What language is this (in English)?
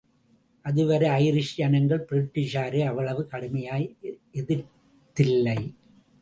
Tamil